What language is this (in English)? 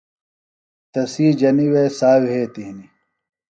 Phalura